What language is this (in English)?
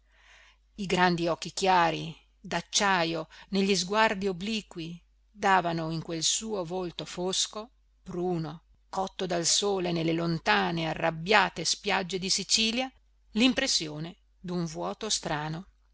Italian